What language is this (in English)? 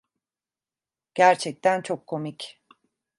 Turkish